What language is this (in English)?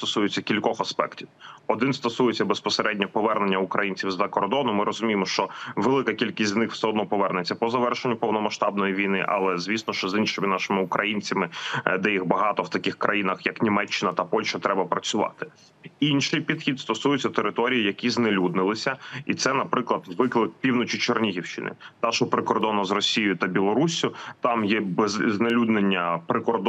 Ukrainian